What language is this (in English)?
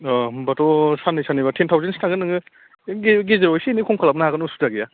Bodo